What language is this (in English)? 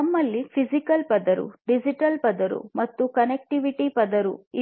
Kannada